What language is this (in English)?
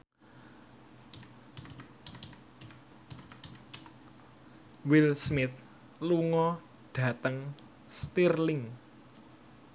Javanese